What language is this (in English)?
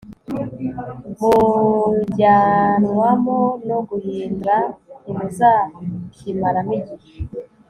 Kinyarwanda